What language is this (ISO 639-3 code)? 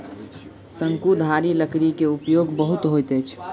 mai